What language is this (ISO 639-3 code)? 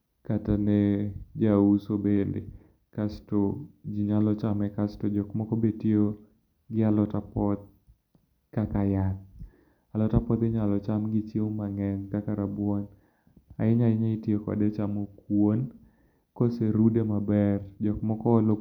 luo